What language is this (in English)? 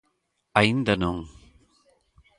Galician